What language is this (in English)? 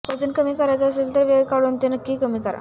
Marathi